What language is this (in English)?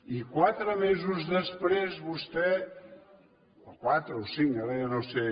Catalan